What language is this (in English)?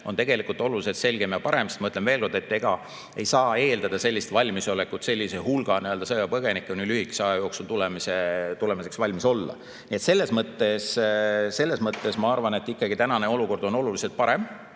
Estonian